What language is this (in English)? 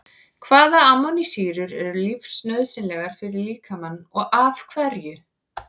Icelandic